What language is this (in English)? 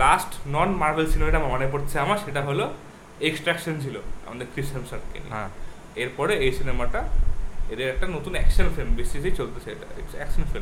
Bangla